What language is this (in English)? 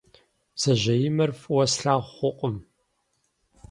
Kabardian